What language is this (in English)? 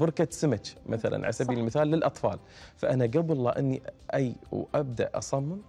Arabic